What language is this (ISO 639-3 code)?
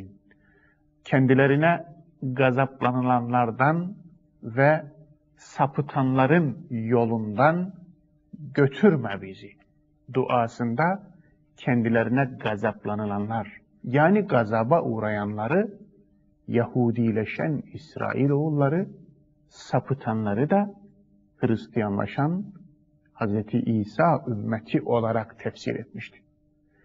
tur